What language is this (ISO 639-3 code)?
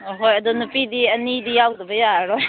mni